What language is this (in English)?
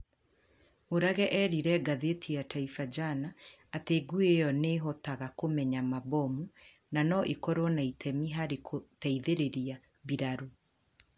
Kikuyu